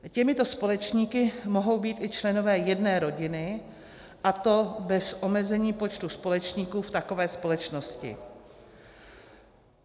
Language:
Czech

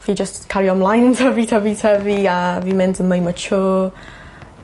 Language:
Welsh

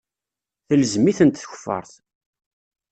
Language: Kabyle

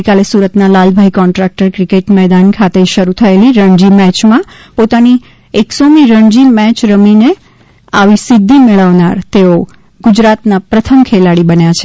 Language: Gujarati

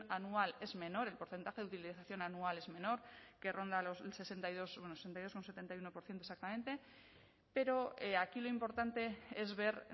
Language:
Spanish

